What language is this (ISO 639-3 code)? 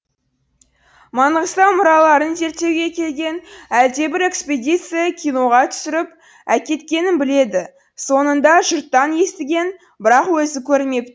kaz